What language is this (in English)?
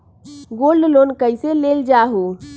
Magahi